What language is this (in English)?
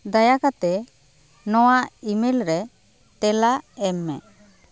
Santali